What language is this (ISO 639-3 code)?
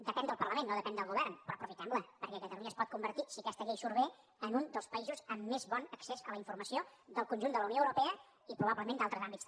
cat